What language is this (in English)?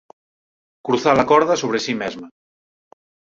Galician